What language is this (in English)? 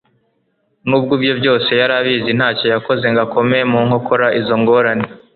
Kinyarwanda